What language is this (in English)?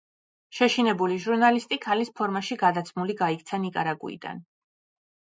Georgian